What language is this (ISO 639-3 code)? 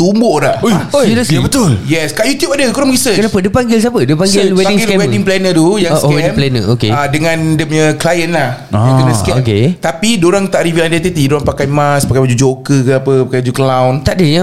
msa